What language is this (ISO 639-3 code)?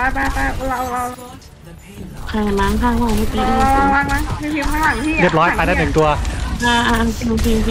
tha